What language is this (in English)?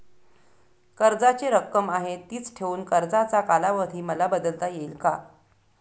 Marathi